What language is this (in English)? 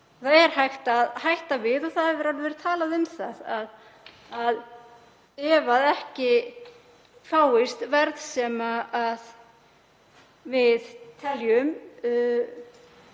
Icelandic